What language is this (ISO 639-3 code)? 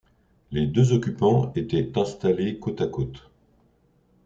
fra